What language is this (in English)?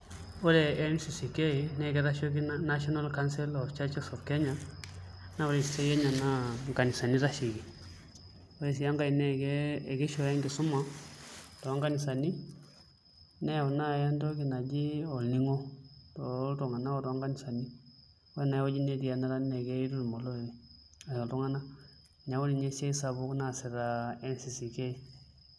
Masai